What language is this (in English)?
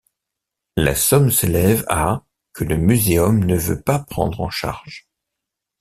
French